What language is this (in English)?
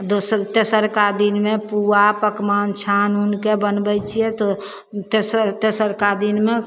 Maithili